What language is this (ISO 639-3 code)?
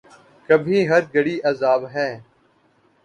urd